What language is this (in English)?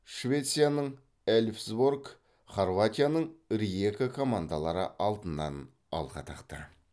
Kazakh